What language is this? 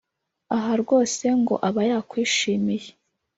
Kinyarwanda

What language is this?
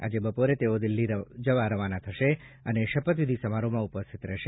Gujarati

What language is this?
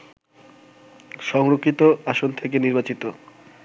Bangla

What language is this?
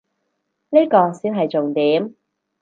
Cantonese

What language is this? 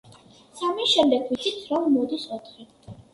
Georgian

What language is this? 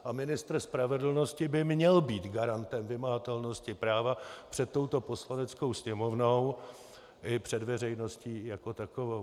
Czech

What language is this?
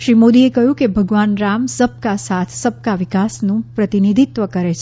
Gujarati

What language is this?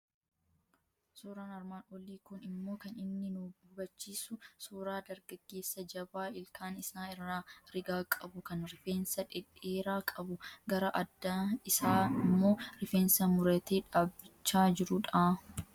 Oromo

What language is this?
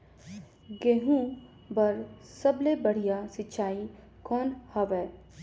Chhattisgarhi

